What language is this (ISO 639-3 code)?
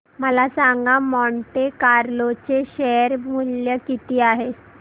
mar